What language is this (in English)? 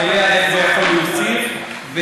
Hebrew